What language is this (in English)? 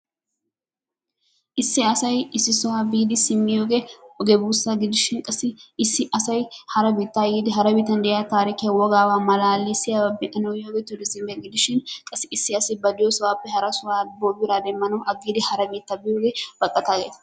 Wolaytta